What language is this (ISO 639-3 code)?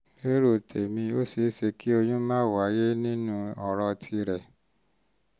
yor